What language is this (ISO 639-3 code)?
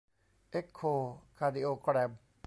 tha